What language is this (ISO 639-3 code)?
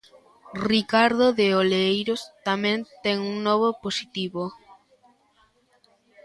glg